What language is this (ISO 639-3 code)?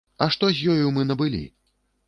bel